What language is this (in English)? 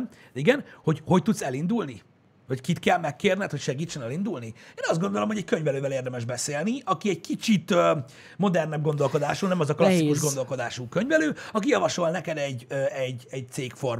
Hungarian